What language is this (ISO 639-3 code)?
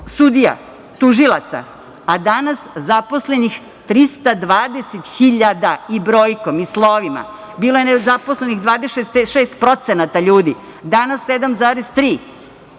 srp